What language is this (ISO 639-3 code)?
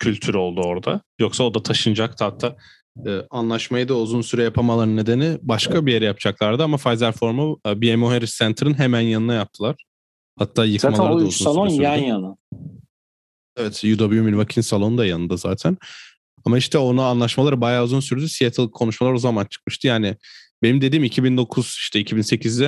tur